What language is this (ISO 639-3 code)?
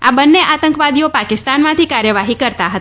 guj